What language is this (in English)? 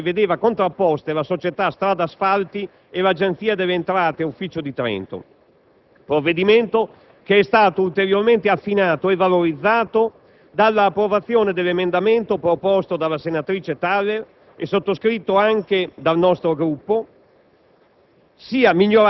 Italian